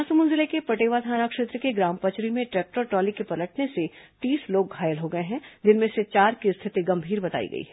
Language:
Hindi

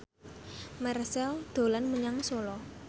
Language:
Javanese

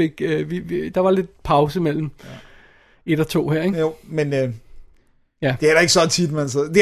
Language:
Danish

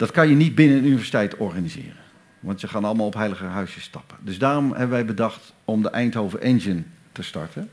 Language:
Dutch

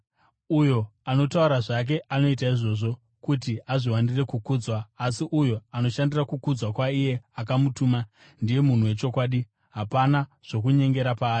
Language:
Shona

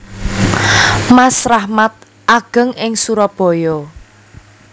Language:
Javanese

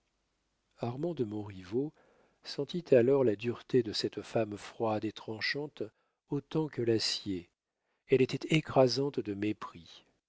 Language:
French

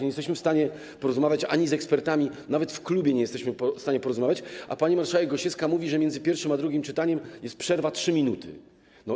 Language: Polish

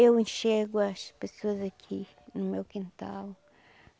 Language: Portuguese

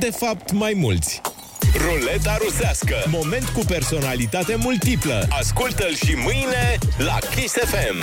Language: Romanian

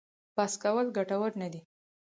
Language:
Pashto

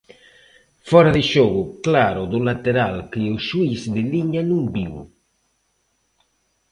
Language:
Galician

